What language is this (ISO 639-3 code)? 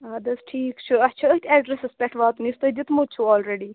kas